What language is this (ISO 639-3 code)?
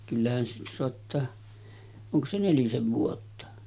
fin